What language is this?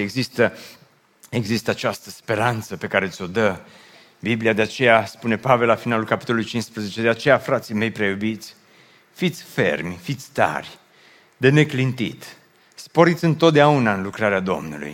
Romanian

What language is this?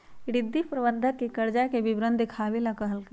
Magahi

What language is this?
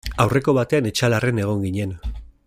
Basque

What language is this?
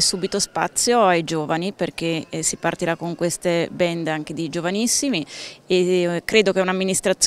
Italian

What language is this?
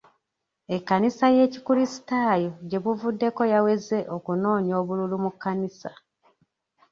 Ganda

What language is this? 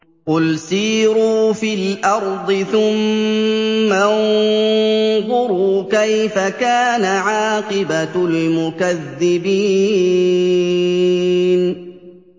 Arabic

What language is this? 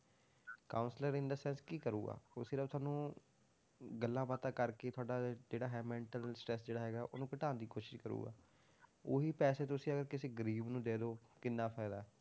Punjabi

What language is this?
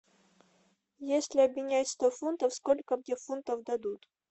Russian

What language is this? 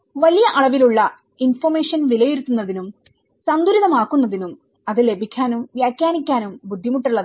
Malayalam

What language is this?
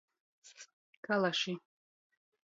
Latgalian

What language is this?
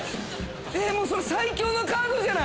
Japanese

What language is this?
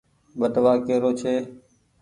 Goaria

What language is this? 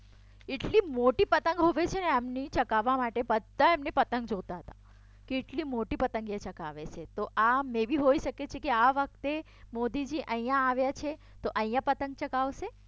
Gujarati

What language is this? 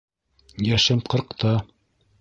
Bashkir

